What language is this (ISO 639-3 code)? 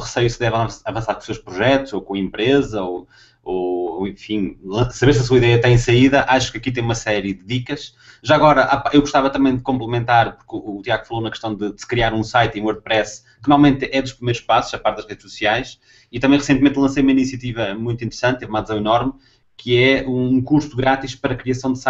por